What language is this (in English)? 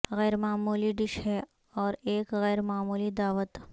Urdu